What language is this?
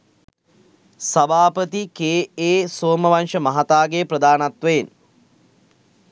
Sinhala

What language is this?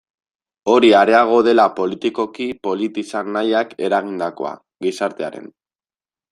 Basque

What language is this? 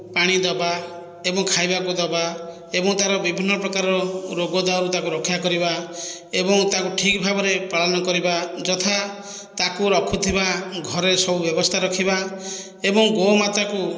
Odia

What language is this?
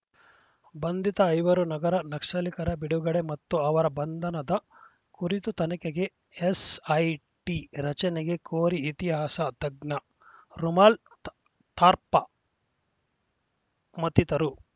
Kannada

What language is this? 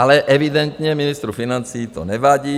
Czech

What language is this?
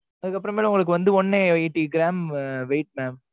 Tamil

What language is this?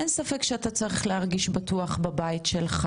Hebrew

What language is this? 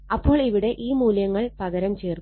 Malayalam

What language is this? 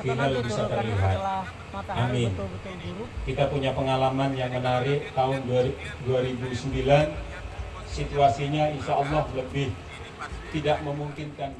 Indonesian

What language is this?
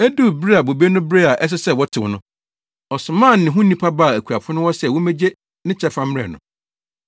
Akan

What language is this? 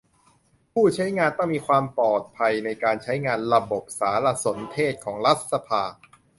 Thai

